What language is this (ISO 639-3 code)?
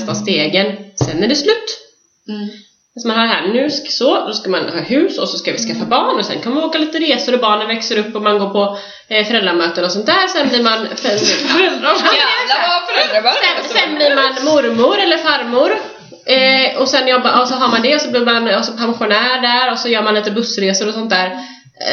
swe